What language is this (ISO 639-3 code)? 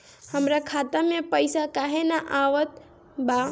bho